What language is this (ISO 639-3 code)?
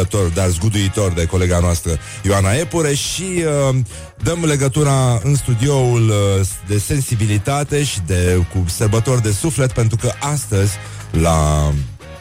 ron